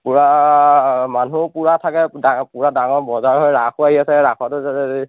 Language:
Assamese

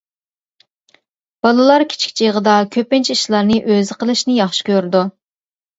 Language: Uyghur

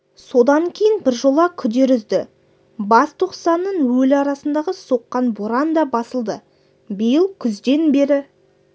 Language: Kazakh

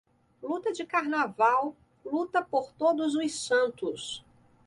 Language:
Portuguese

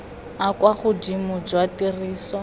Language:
Tswana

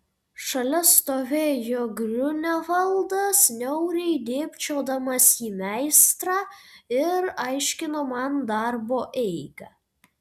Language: Lithuanian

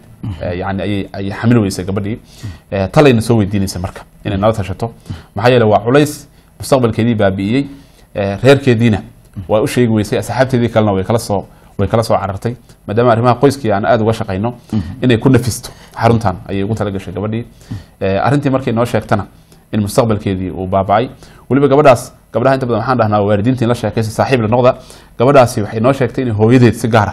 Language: Arabic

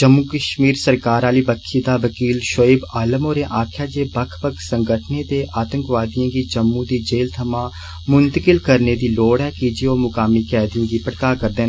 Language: Dogri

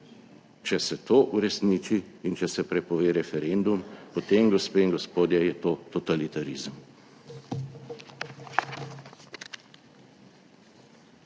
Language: Slovenian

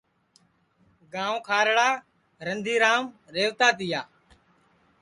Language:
Sansi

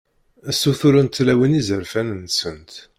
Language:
Kabyle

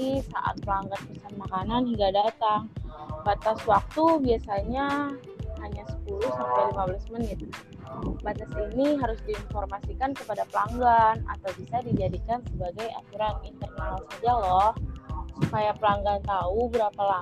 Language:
Indonesian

